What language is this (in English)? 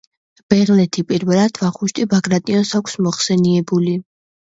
Georgian